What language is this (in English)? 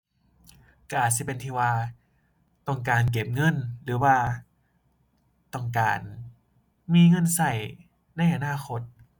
Thai